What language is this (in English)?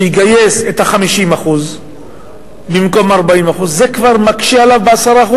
Hebrew